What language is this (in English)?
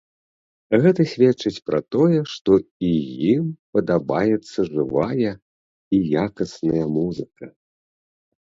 Belarusian